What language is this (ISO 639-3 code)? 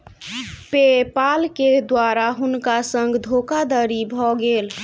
mai